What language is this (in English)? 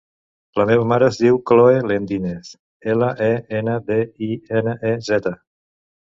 Catalan